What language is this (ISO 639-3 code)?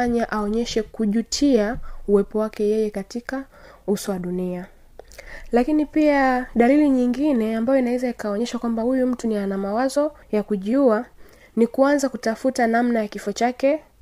swa